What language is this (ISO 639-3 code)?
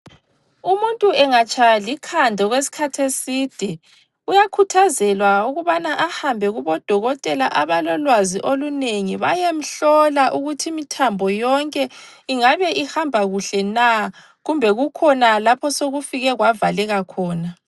nde